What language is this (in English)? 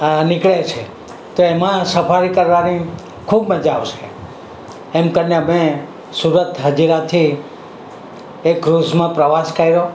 Gujarati